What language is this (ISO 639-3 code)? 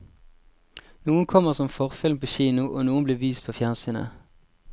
nor